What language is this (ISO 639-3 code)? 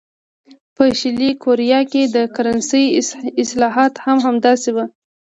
pus